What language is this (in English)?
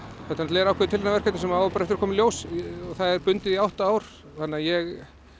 Icelandic